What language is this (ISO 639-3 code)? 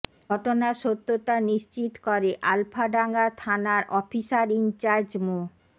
ben